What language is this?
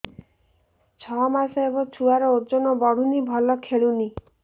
Odia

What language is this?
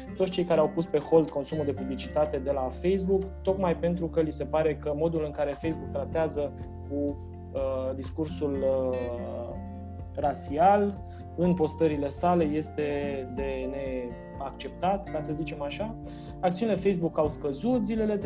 Romanian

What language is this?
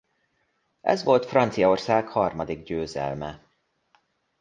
Hungarian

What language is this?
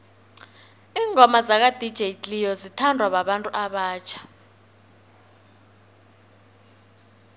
South Ndebele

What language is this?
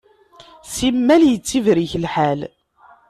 Kabyle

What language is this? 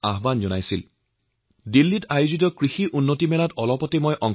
Assamese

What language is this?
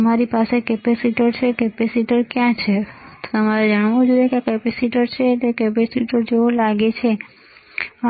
Gujarati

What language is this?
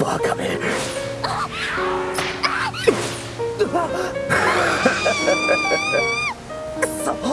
Japanese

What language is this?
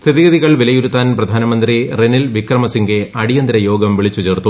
Malayalam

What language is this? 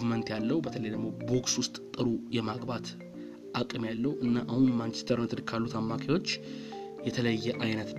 Amharic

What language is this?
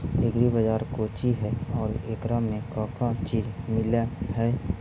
Magahi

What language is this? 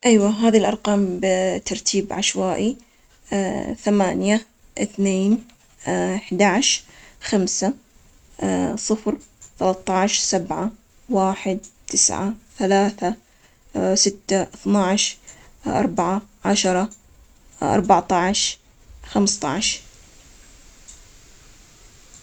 Omani Arabic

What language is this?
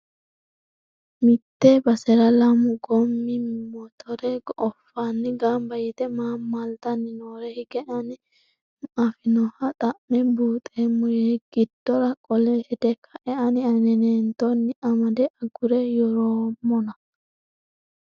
Sidamo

